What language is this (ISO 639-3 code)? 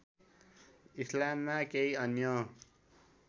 nep